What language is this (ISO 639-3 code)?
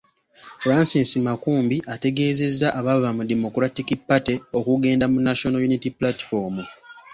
lug